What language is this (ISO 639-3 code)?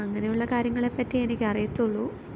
mal